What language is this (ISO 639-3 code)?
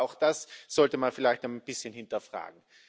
deu